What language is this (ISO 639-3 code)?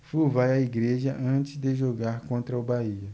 por